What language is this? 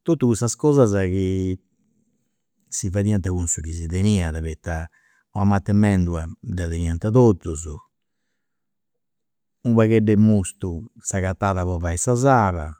Campidanese Sardinian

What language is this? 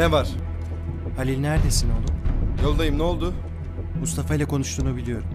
Turkish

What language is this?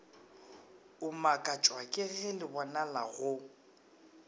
Northern Sotho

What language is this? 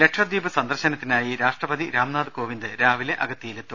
Malayalam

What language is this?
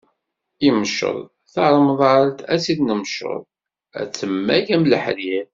Kabyle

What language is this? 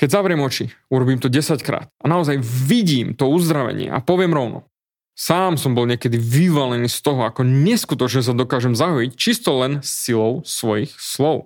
Slovak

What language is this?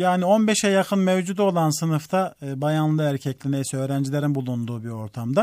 Turkish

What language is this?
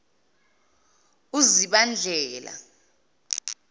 Zulu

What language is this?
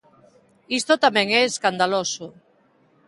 Galician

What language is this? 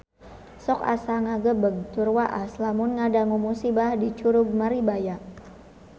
Sundanese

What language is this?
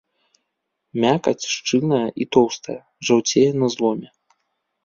Belarusian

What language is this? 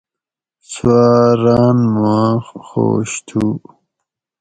Gawri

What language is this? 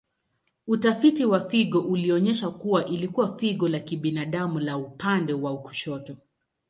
Swahili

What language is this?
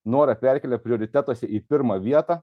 Lithuanian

